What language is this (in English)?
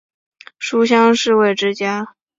Chinese